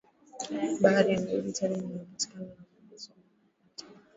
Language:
Swahili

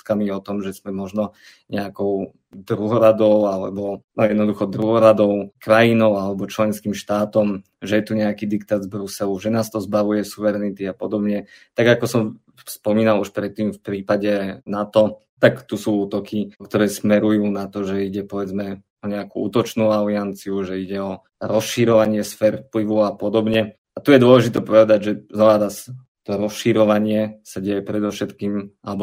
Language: Slovak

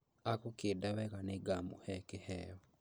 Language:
Kikuyu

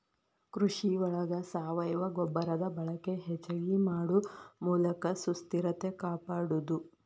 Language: Kannada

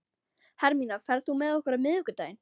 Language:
Icelandic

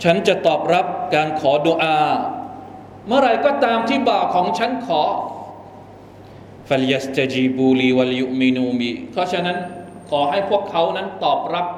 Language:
Thai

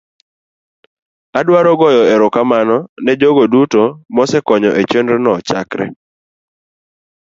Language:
Luo (Kenya and Tanzania)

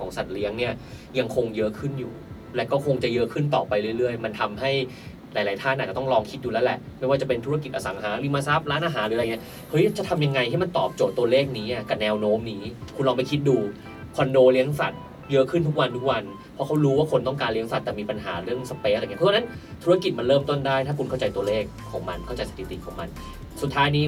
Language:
Thai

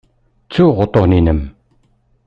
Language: Kabyle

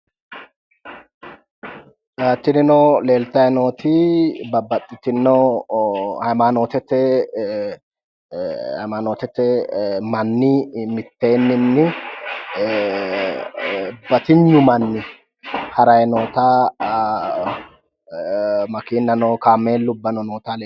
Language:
Sidamo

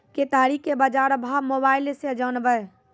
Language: Maithili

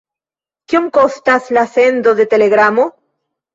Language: Esperanto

